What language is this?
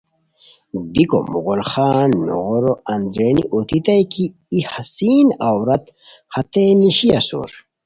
Khowar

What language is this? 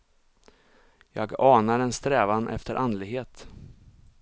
Swedish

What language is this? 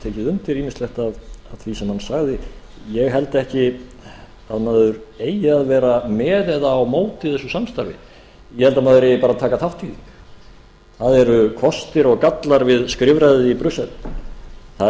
Icelandic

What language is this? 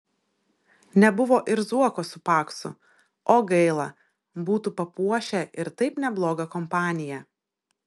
Lithuanian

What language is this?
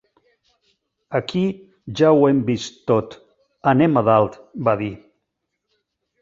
Catalan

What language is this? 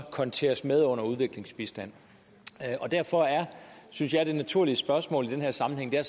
Danish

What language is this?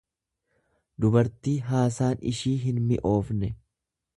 Oromo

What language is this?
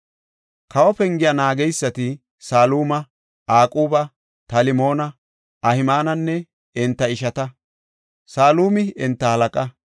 Gofa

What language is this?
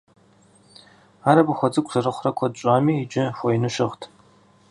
Kabardian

